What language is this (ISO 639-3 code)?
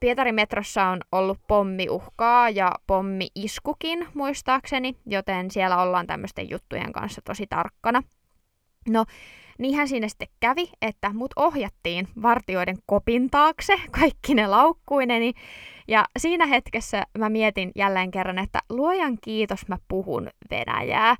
fin